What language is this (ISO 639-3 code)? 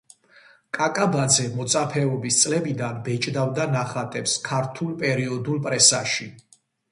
kat